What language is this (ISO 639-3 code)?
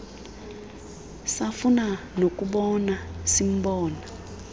xho